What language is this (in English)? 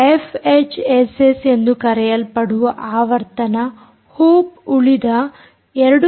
Kannada